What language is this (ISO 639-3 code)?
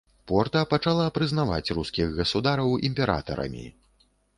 bel